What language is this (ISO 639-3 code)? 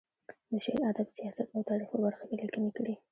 pus